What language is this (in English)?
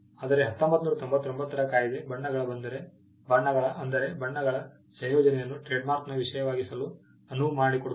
Kannada